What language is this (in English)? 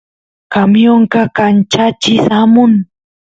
Santiago del Estero Quichua